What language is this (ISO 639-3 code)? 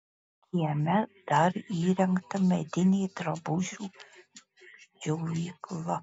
lit